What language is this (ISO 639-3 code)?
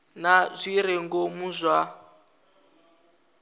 ven